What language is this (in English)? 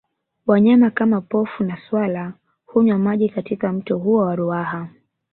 Swahili